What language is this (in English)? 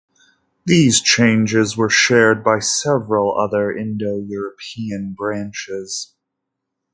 English